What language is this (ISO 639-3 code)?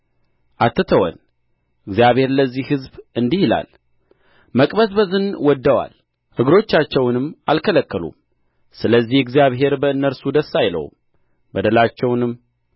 amh